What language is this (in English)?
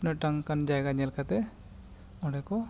Santali